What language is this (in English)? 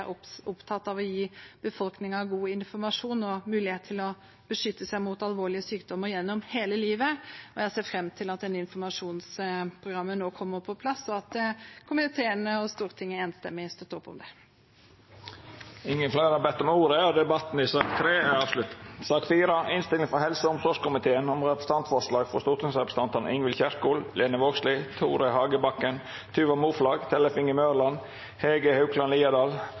Norwegian